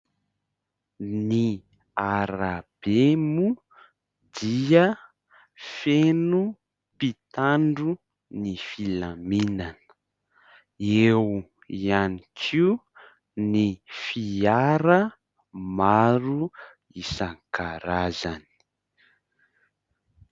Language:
Malagasy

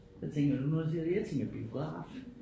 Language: Danish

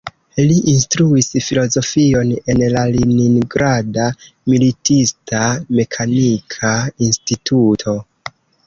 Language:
Esperanto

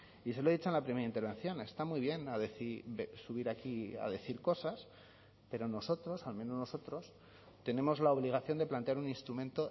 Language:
Spanish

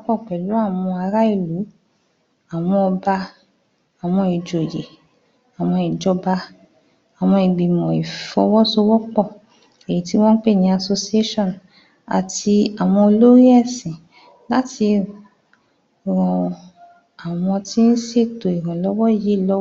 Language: Yoruba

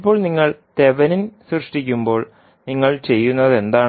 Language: Malayalam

